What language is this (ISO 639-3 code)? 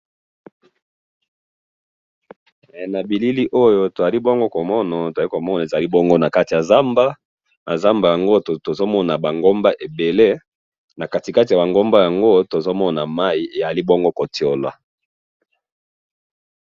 lin